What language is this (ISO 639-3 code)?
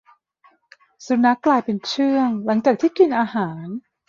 tha